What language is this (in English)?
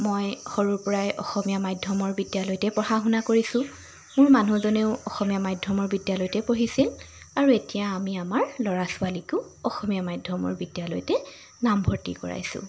Assamese